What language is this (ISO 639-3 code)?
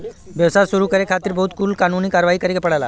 bho